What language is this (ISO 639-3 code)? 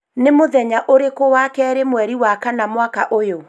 kik